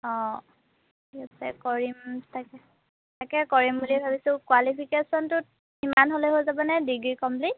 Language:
Assamese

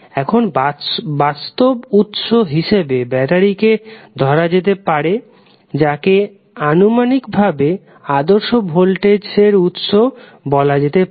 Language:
Bangla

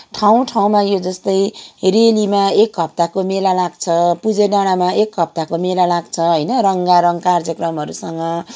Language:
Nepali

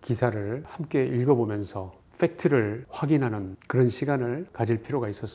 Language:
Korean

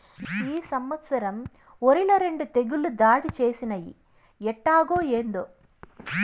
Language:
Telugu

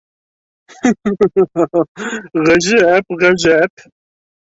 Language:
Bashkir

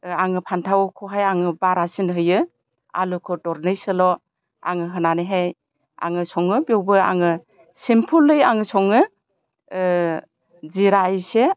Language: Bodo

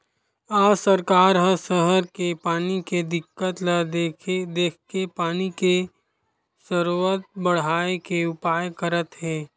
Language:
Chhattisgarhi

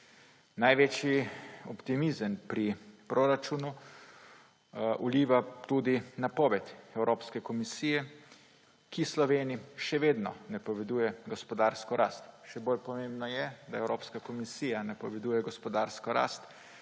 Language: Slovenian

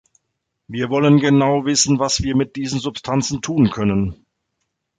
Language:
German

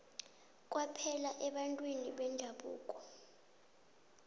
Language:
South Ndebele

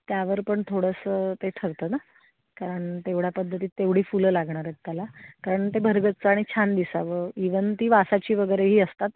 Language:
Marathi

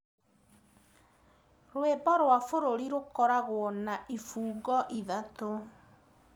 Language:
Kikuyu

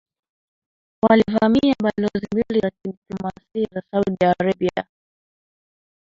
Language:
Swahili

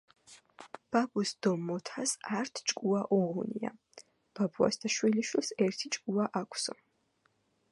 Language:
Georgian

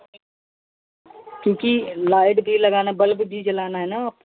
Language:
Hindi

